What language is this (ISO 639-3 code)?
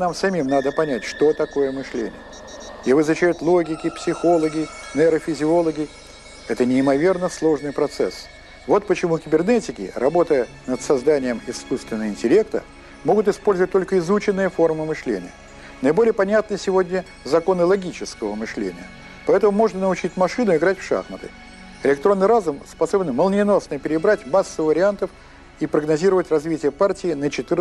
rus